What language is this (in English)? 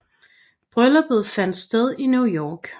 Danish